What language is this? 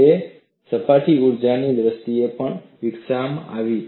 Gujarati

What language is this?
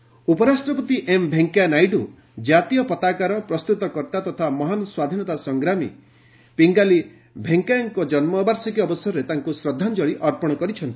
Odia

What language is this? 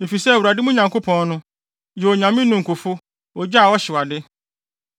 Akan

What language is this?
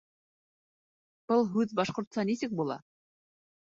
Bashkir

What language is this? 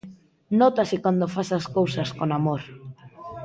Galician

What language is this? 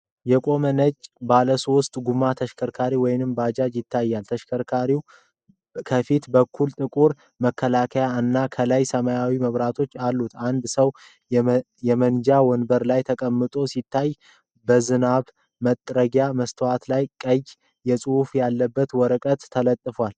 Amharic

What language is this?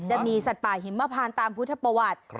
Thai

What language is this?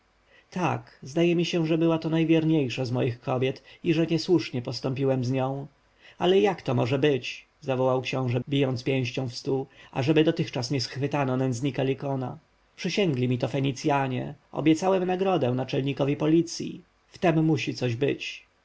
Polish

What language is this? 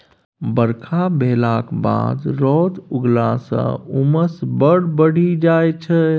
Maithili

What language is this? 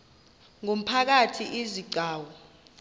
Xhosa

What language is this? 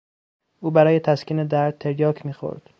Persian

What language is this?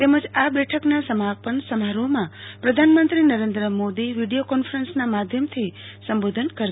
Gujarati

